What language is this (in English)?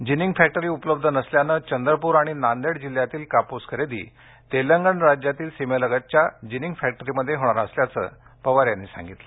Marathi